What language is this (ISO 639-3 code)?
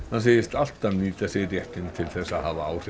isl